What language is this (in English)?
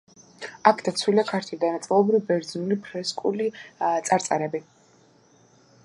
Georgian